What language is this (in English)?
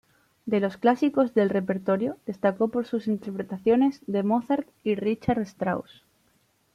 Spanish